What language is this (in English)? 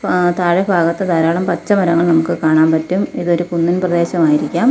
Malayalam